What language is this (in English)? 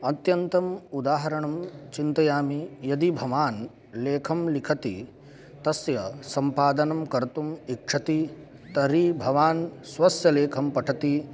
Sanskrit